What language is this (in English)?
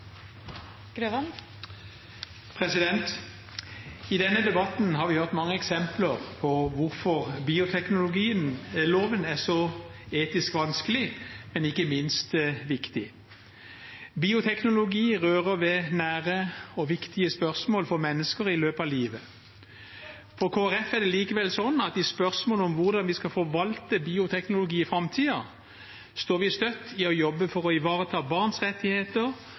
Norwegian